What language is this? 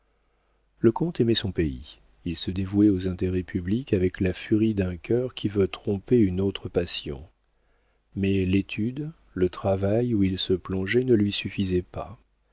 French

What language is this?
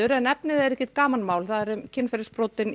Icelandic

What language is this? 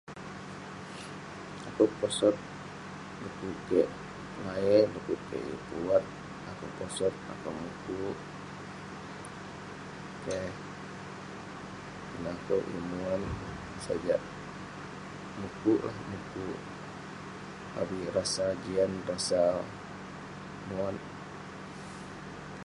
Western Penan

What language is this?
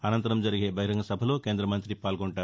Telugu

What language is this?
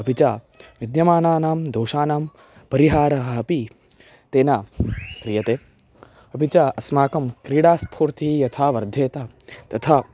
Sanskrit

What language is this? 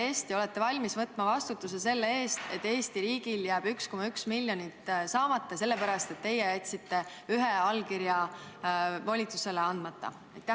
Estonian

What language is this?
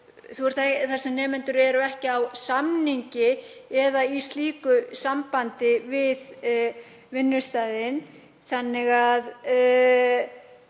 Icelandic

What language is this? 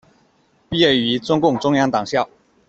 Chinese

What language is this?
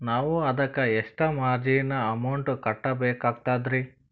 Kannada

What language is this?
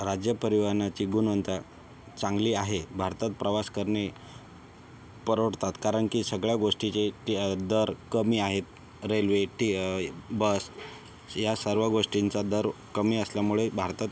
Marathi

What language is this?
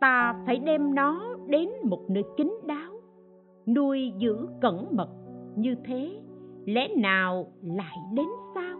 Vietnamese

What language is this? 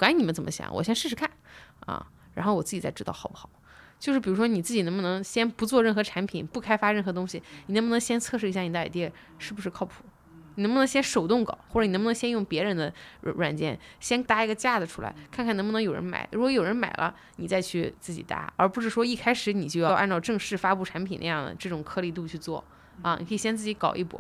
Chinese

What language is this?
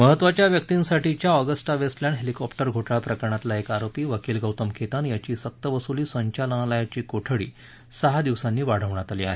Marathi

